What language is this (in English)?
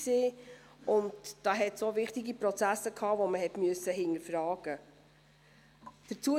Swiss German